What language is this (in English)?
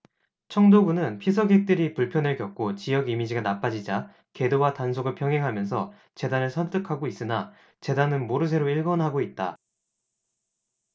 Korean